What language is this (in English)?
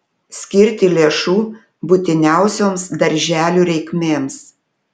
Lithuanian